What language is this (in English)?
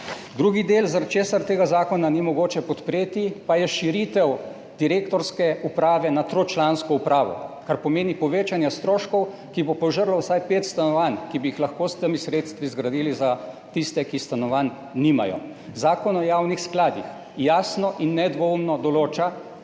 Slovenian